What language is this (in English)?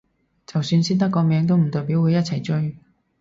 Cantonese